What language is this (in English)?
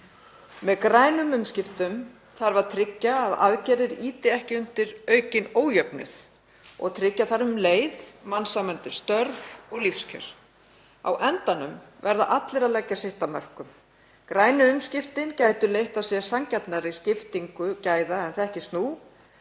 Icelandic